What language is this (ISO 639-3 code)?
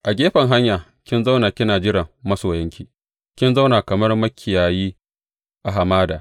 hau